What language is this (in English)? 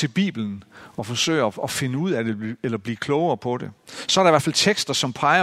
Danish